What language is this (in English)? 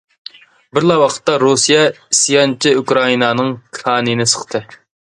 Uyghur